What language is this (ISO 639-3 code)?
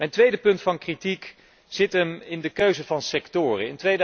nld